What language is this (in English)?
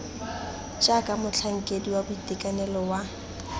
Tswana